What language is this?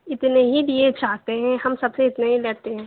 Urdu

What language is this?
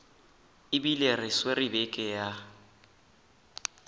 Northern Sotho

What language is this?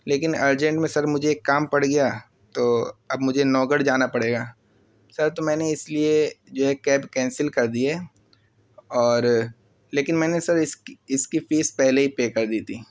Urdu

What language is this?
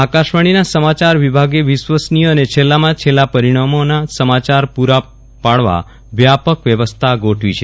Gujarati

